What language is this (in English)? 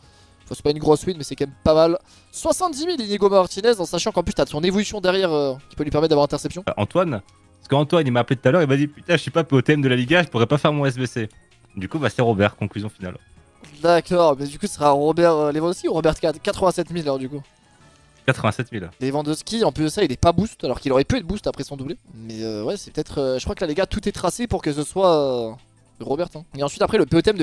French